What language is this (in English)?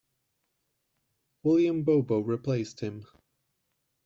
English